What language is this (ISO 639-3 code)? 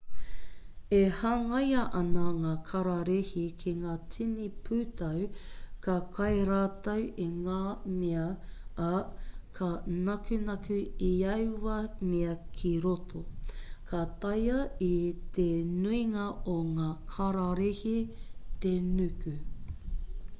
mri